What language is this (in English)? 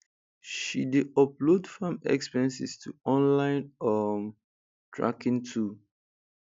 Nigerian Pidgin